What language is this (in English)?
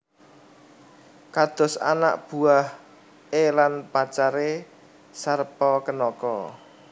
Javanese